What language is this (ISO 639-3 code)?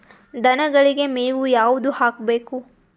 kan